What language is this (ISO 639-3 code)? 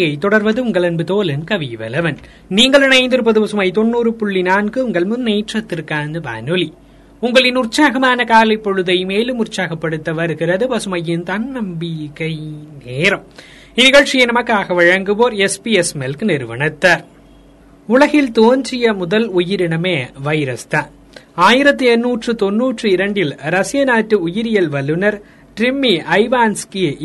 tam